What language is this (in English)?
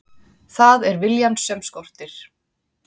Icelandic